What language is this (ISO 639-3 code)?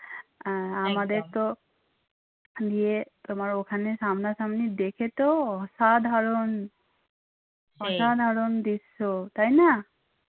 ben